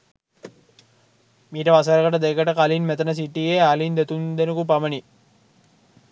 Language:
Sinhala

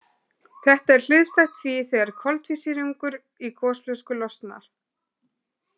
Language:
Icelandic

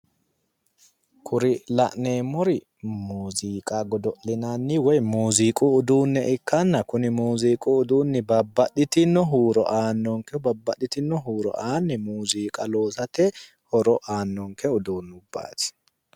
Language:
Sidamo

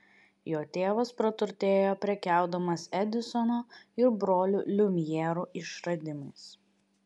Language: Lithuanian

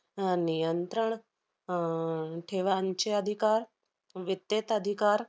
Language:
Marathi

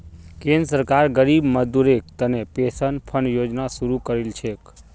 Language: Magahi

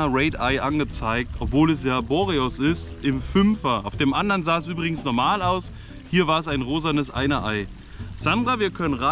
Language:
German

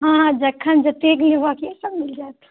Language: Maithili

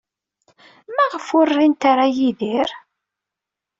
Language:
Kabyle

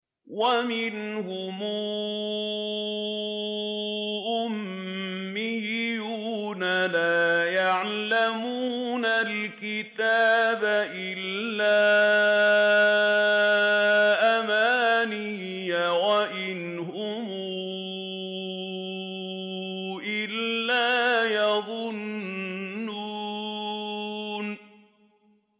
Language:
Arabic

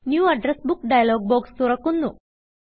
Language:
Malayalam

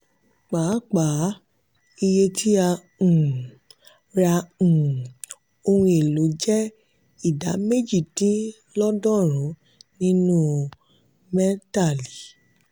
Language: Yoruba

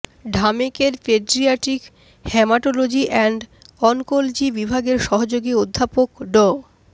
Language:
Bangla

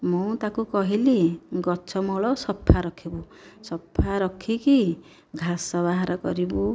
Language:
Odia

